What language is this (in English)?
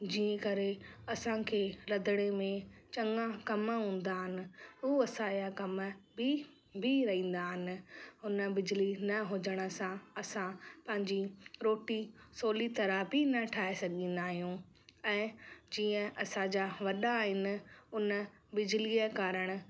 Sindhi